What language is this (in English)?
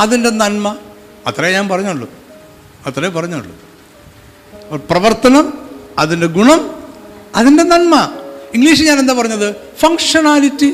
Malayalam